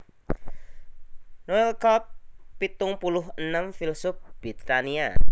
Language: Javanese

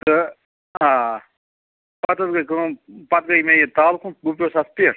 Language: Kashmiri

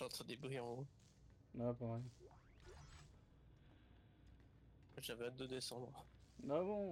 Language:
French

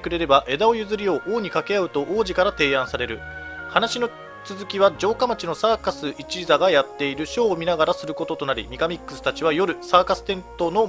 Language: Japanese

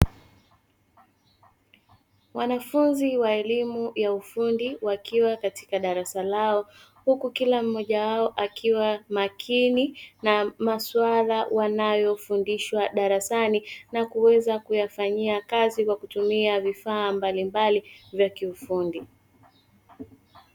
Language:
Swahili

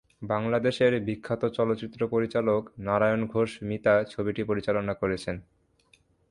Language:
Bangla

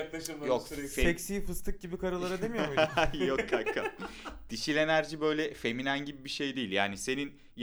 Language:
Turkish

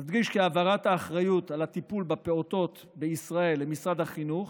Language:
Hebrew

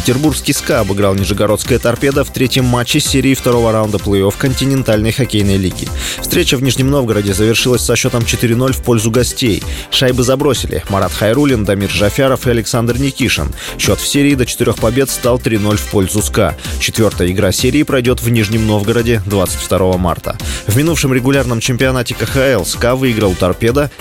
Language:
Russian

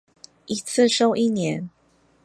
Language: Chinese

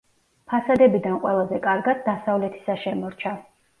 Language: Georgian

